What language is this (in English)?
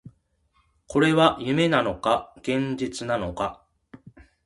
Japanese